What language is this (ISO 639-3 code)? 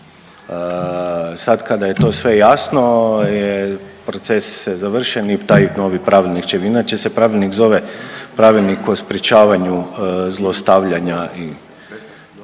hrv